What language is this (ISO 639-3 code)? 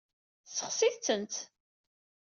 kab